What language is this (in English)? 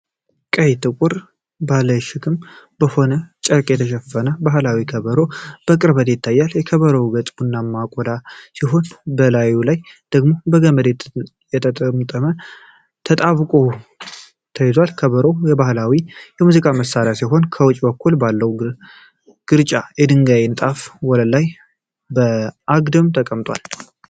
Amharic